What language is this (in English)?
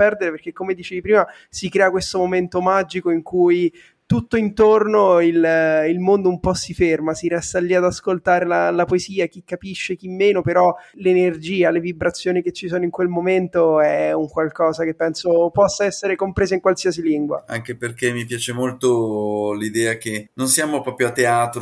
Italian